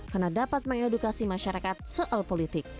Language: Indonesian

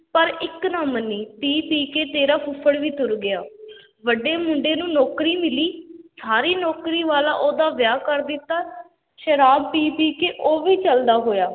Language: Punjabi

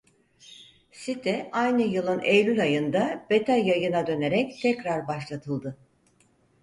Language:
Turkish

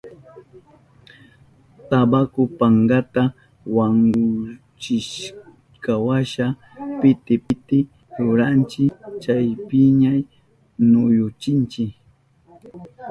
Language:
Southern Pastaza Quechua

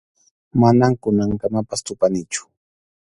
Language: Arequipa-La Unión Quechua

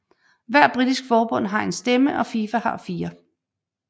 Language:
Danish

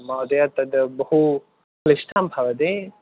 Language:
Sanskrit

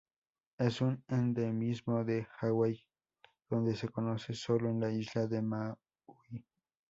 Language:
Spanish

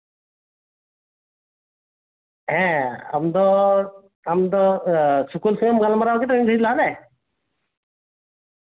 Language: Santali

